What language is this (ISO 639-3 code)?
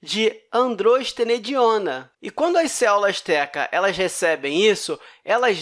por